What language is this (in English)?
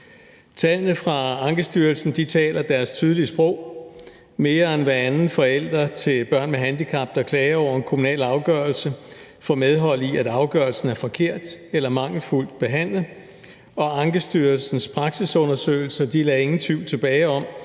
Danish